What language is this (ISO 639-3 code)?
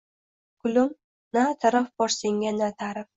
uzb